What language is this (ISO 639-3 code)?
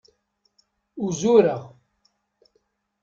kab